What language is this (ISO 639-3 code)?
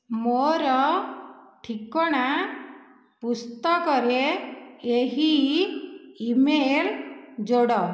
ori